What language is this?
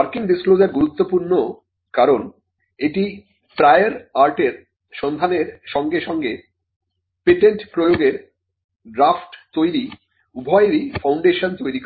Bangla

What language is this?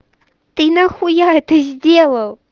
Russian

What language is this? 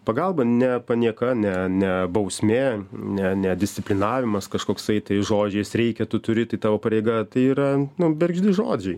Lithuanian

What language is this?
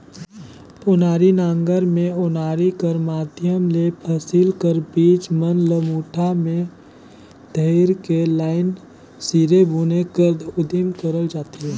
Chhattisgarhi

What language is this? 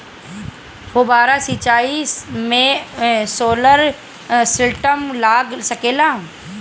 Bhojpuri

